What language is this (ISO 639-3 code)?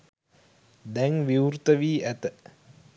sin